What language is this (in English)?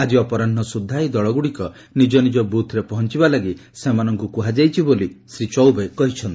Odia